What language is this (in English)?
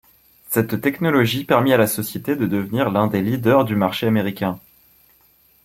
French